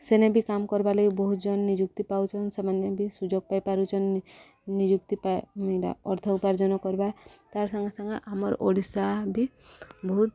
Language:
Odia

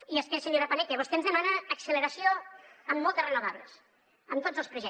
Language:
Catalan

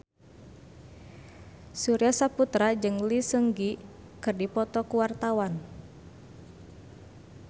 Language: Sundanese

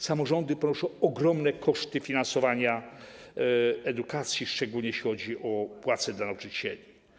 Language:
Polish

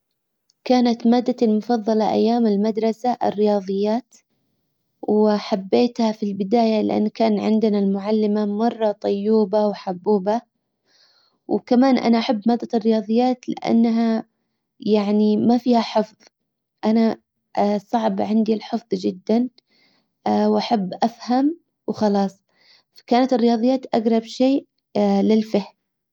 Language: Hijazi Arabic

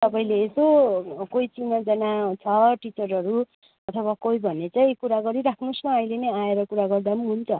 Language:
Nepali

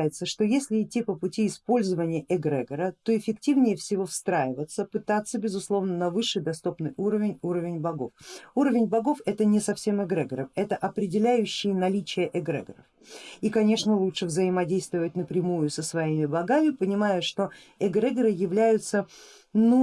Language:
Russian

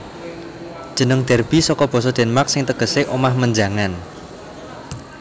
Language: Javanese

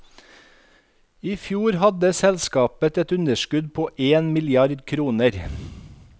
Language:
Norwegian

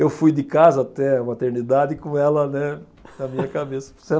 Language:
Portuguese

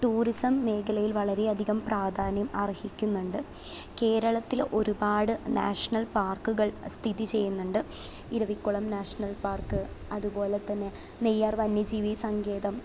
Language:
Malayalam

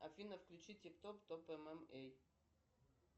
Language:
Russian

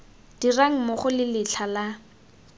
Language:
Tswana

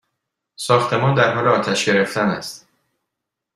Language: Persian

